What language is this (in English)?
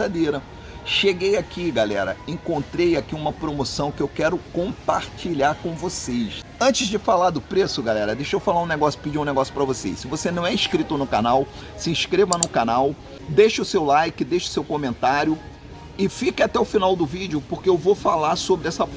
Portuguese